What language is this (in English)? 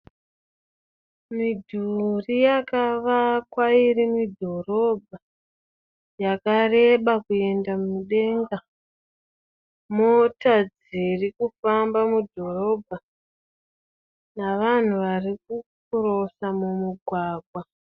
Shona